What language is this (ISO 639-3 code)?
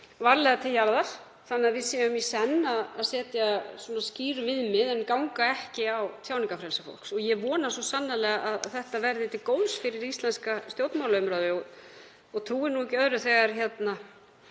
isl